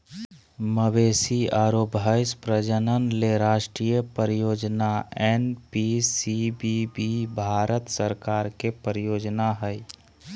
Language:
Magahi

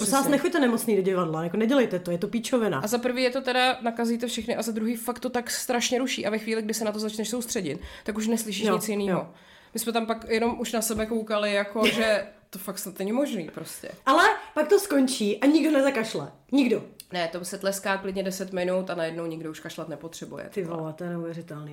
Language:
Czech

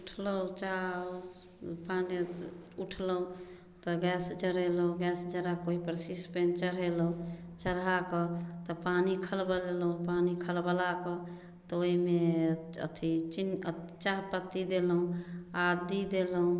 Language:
Maithili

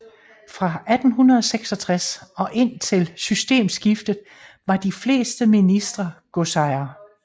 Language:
Danish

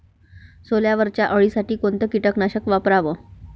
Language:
Marathi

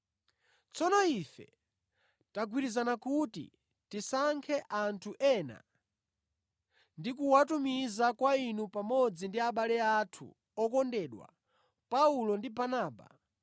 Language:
Nyanja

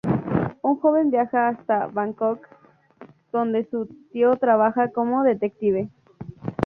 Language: Spanish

